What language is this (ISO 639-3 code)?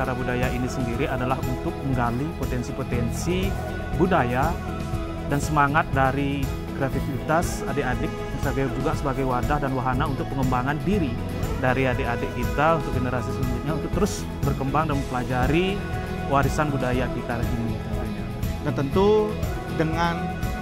ind